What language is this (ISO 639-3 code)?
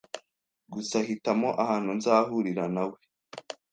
kin